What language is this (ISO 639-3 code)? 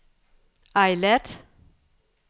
dan